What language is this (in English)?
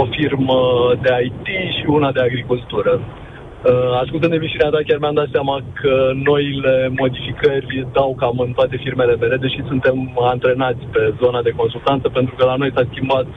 Romanian